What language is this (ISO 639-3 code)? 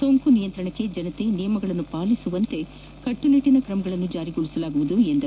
kan